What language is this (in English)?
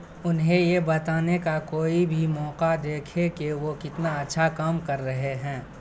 Urdu